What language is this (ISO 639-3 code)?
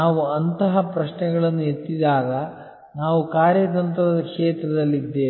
kan